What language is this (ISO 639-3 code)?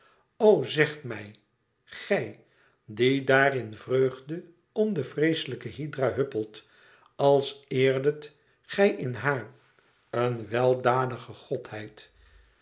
nld